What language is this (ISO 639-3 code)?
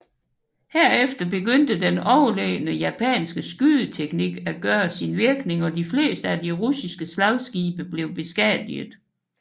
dan